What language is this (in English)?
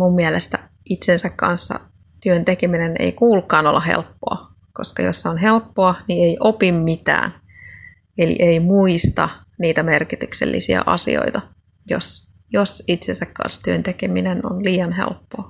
Finnish